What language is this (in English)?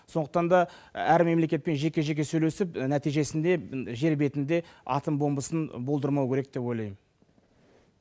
Kazakh